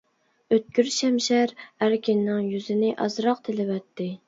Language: Uyghur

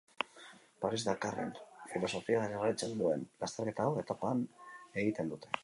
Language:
Basque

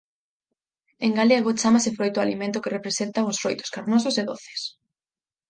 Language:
Galician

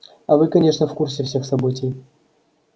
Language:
Russian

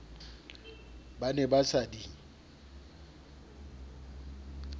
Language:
Southern Sotho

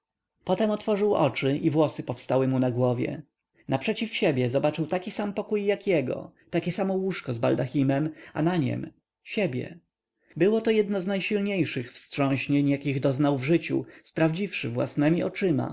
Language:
Polish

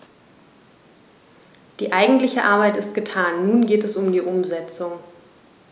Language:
German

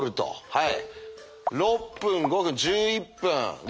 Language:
Japanese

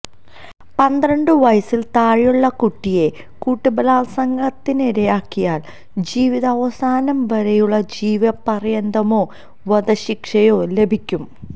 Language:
Malayalam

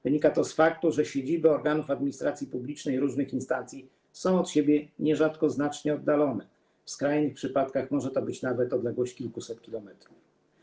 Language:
Polish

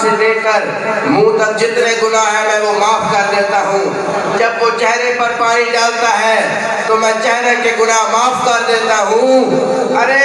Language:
Arabic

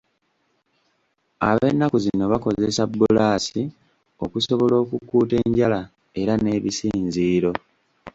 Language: Ganda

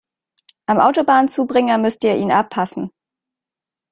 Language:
German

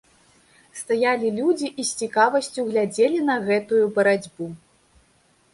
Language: Belarusian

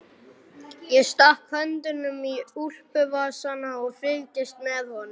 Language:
Icelandic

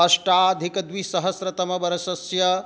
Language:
Sanskrit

